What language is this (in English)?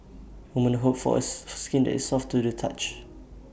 English